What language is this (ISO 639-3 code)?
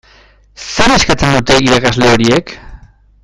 eus